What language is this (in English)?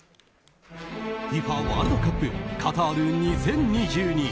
Japanese